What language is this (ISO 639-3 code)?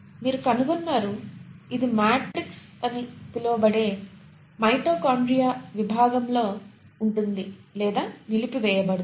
tel